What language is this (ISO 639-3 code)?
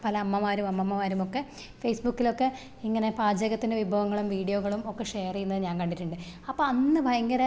mal